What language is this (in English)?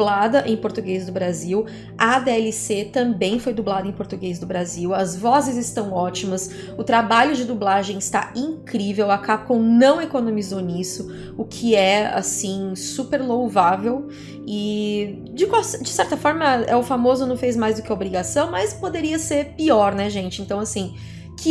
Portuguese